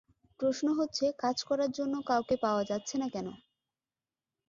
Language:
Bangla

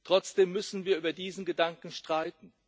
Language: German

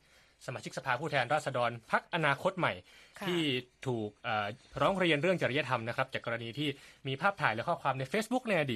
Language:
Thai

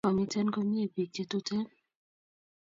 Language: Kalenjin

